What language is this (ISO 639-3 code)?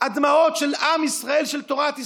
heb